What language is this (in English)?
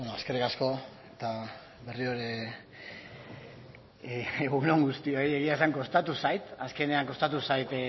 Basque